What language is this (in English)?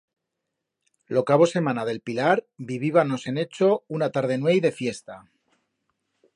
Aragonese